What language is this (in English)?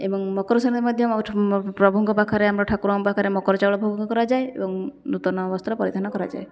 Odia